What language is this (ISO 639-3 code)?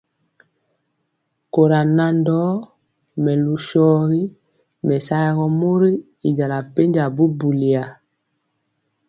mcx